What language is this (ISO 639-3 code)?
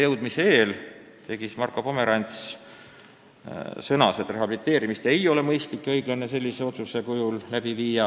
est